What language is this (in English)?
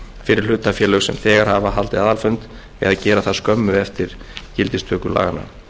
Icelandic